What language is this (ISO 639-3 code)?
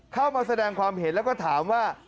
tha